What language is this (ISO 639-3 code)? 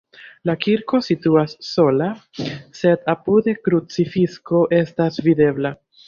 epo